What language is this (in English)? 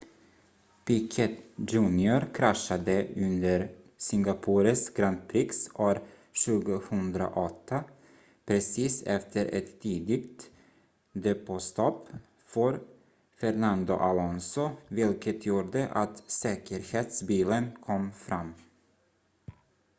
Swedish